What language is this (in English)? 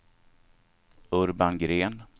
Swedish